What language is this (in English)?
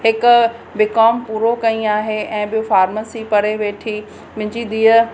Sindhi